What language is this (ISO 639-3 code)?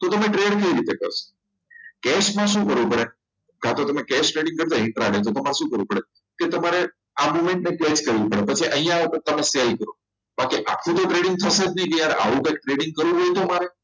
guj